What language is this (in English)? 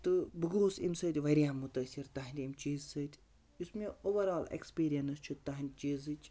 Kashmiri